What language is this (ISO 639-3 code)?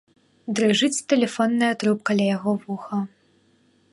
bel